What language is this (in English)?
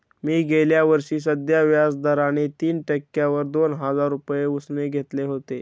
Marathi